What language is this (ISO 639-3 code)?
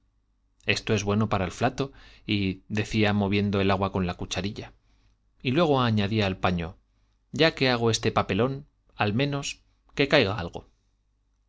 spa